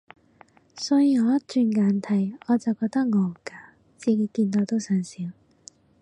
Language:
Cantonese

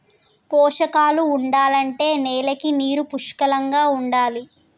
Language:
Telugu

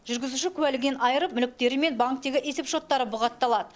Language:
Kazakh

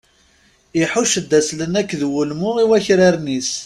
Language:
Kabyle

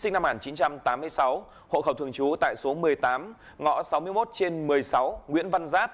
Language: Vietnamese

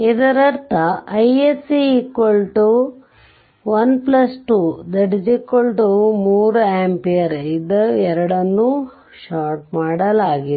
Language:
Kannada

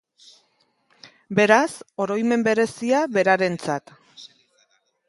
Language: Basque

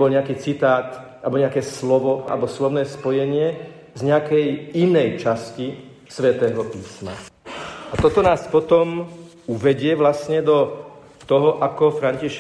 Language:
Slovak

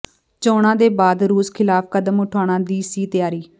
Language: Punjabi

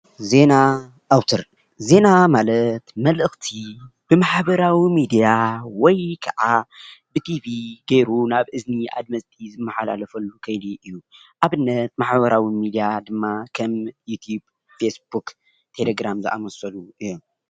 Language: Tigrinya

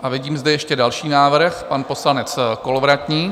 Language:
Czech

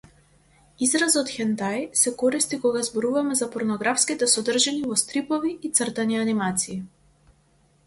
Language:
Macedonian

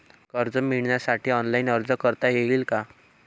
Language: Marathi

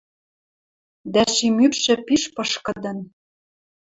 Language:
Western Mari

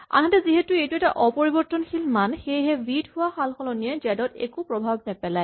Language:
Assamese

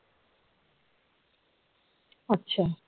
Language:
Bangla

